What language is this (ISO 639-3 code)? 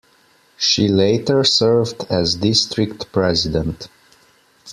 eng